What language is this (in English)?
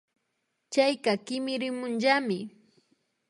Imbabura Highland Quichua